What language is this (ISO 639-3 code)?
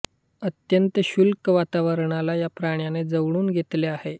mar